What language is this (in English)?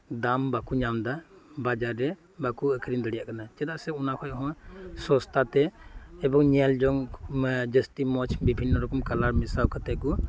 Santali